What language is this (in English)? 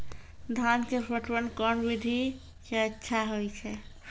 Maithili